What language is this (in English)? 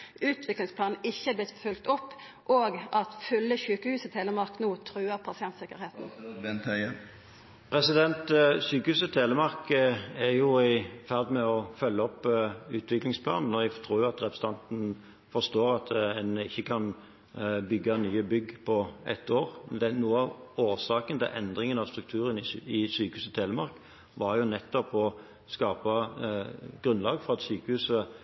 Norwegian